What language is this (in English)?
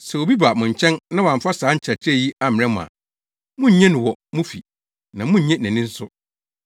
Akan